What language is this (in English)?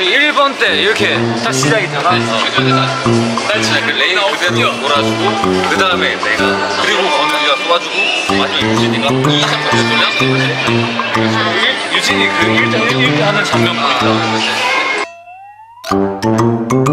Korean